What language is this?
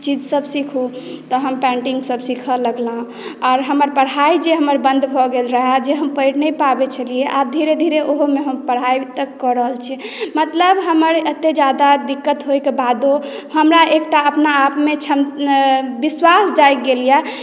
Maithili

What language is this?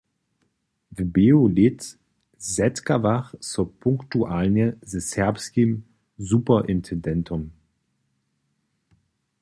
Upper Sorbian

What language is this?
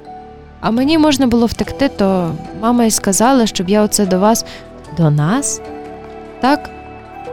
Ukrainian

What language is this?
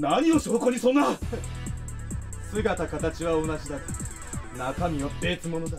Japanese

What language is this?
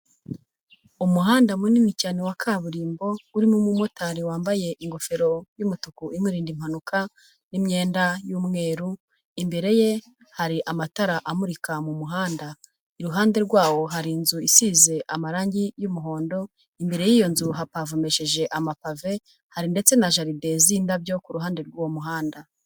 Kinyarwanda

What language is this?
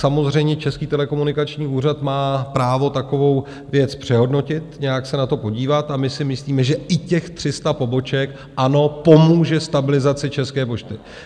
Czech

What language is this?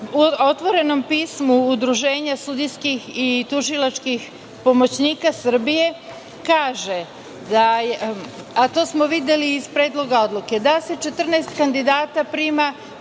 Serbian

